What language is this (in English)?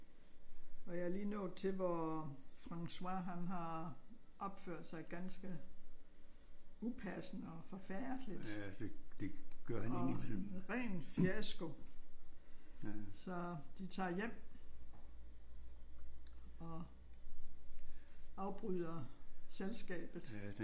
Danish